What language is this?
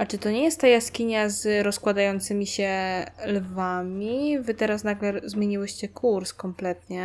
Polish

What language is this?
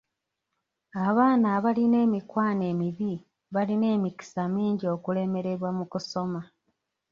Ganda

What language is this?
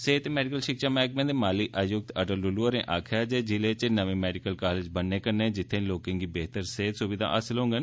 Dogri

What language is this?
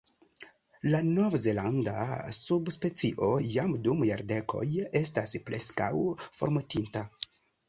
Esperanto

